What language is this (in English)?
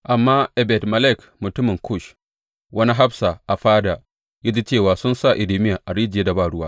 Hausa